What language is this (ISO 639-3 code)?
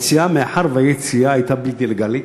heb